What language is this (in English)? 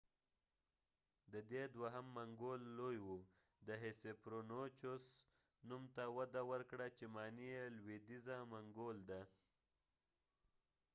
Pashto